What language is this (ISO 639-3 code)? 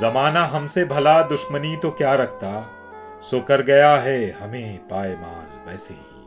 hin